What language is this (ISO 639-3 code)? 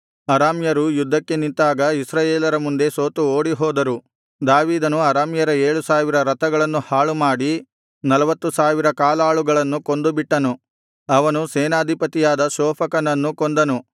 kan